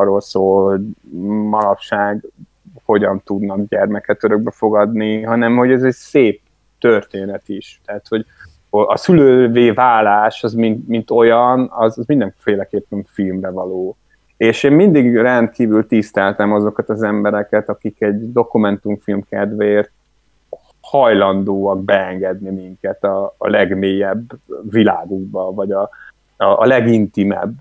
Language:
Hungarian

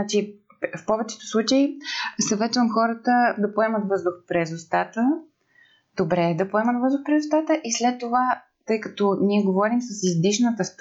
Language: Bulgarian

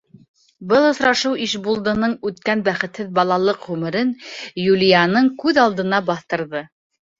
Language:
Bashkir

